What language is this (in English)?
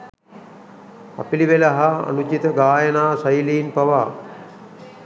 Sinhala